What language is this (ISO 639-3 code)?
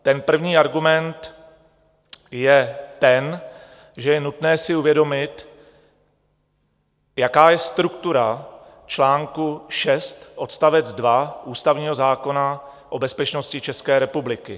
ces